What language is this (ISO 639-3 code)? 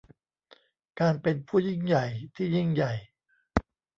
tha